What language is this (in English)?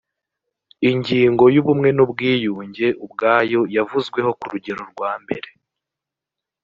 Kinyarwanda